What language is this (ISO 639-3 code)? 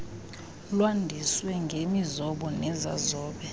xho